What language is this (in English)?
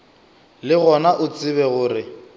Northern Sotho